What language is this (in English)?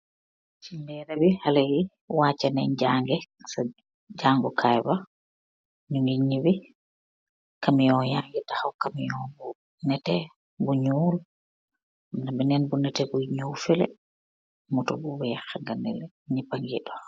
Wolof